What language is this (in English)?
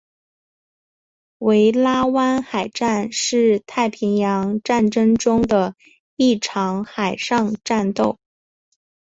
Chinese